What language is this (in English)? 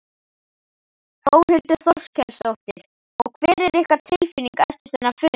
Icelandic